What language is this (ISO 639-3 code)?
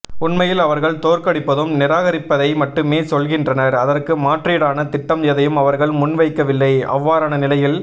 tam